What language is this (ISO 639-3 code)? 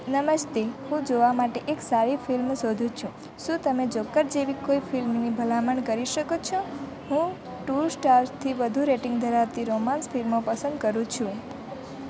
guj